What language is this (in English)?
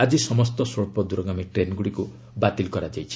Odia